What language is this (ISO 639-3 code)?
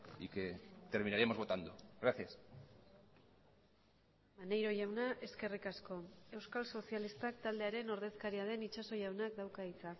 eus